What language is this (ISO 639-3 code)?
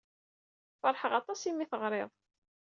kab